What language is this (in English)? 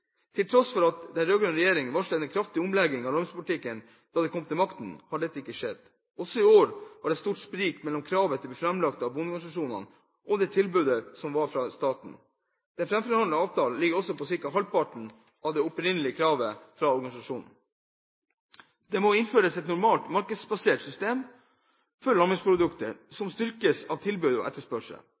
Norwegian Bokmål